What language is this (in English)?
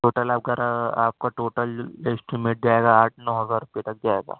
Urdu